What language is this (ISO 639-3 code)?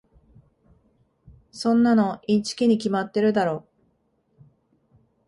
jpn